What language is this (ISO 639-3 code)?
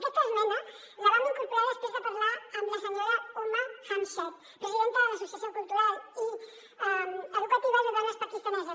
cat